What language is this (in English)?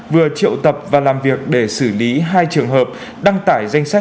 Vietnamese